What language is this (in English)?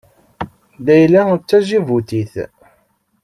Kabyle